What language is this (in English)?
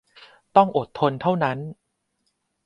Thai